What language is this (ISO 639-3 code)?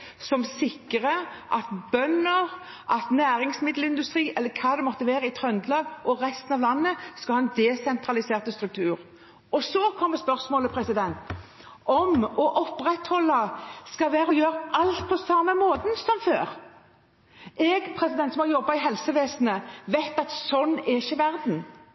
nob